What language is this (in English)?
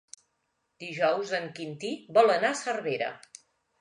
Catalan